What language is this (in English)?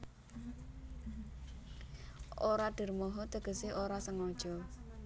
Javanese